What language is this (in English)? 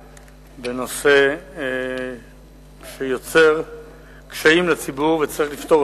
Hebrew